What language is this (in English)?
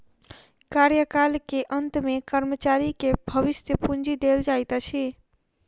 Maithili